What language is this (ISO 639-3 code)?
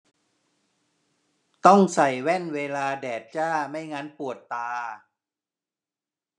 tha